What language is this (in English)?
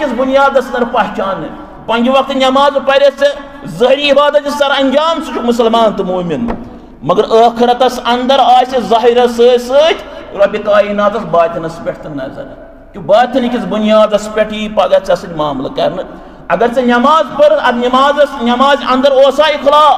Arabic